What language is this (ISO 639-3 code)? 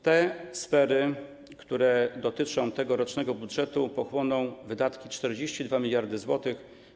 pol